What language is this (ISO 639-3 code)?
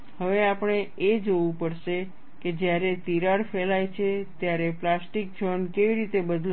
guj